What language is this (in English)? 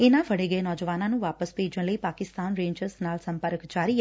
Punjabi